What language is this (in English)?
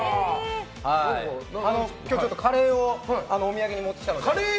Japanese